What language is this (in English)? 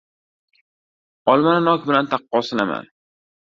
Uzbek